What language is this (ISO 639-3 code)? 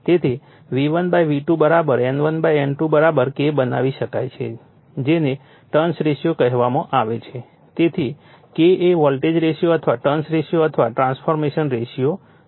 guj